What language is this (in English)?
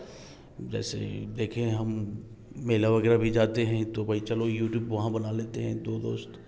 Hindi